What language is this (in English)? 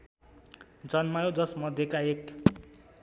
Nepali